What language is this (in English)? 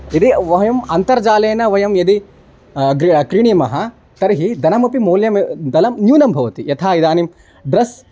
Sanskrit